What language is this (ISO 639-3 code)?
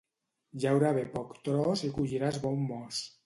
cat